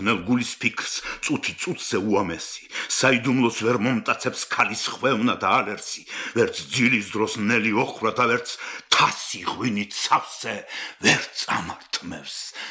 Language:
Romanian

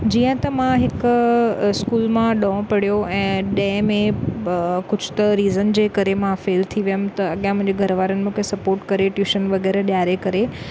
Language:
Sindhi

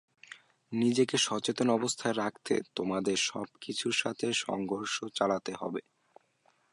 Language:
Bangla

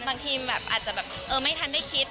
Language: Thai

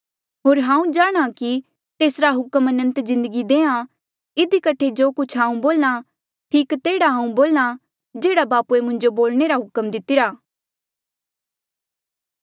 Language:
Mandeali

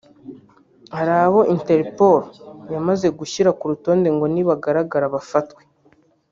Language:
Kinyarwanda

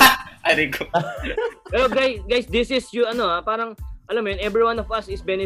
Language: Filipino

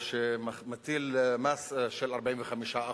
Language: Hebrew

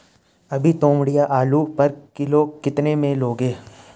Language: Hindi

